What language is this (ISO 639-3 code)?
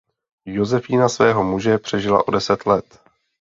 ces